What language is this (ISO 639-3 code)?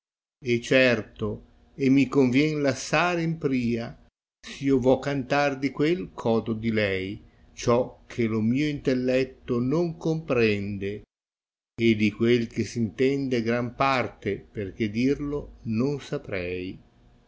ita